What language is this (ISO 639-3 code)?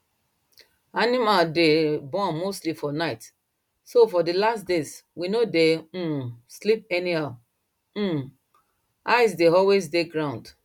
pcm